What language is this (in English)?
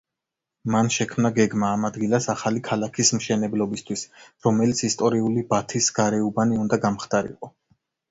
Georgian